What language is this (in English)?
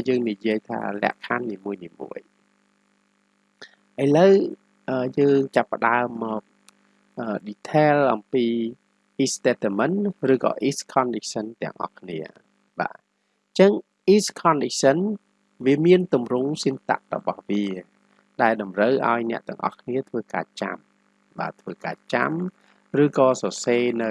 Vietnamese